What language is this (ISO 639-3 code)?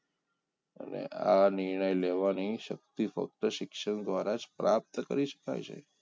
guj